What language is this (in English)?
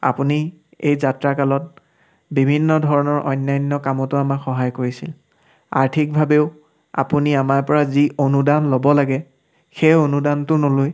Assamese